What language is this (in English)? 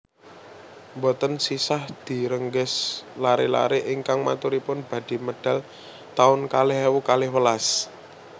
Javanese